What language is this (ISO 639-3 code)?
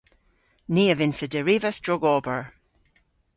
cor